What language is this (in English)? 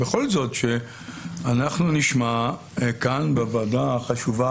Hebrew